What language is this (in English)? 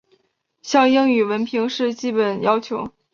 Chinese